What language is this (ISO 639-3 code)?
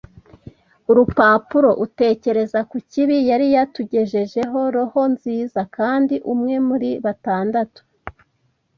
kin